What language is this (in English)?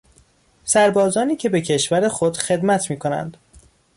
Persian